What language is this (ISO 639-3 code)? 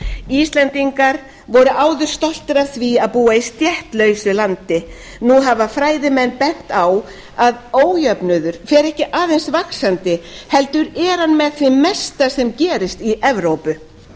isl